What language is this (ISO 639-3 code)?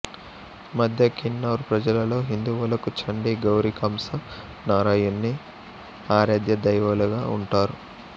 tel